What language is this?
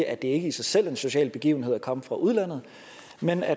Danish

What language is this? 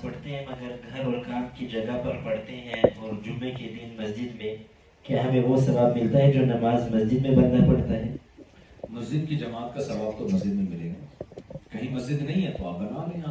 Urdu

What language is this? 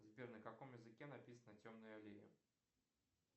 Russian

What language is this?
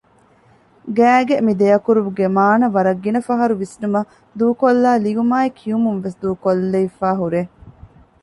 Divehi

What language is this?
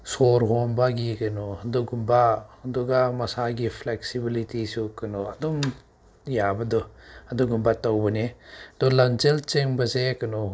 Manipuri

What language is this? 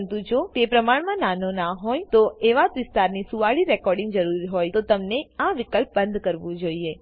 Gujarati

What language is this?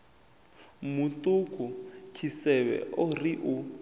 Venda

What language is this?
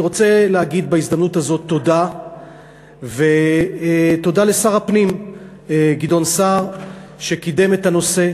Hebrew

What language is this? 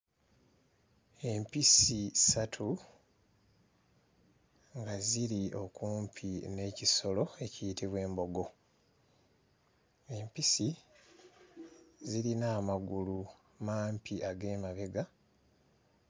Ganda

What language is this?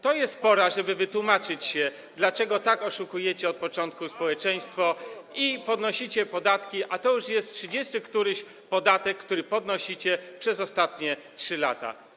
Polish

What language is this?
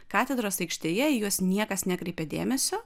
Lithuanian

